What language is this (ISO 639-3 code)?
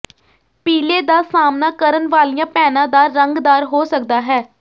pan